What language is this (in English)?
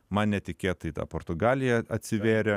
Lithuanian